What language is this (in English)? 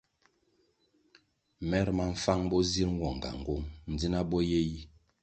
Kwasio